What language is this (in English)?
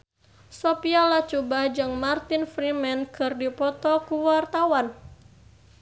Sundanese